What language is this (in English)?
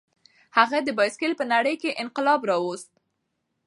Pashto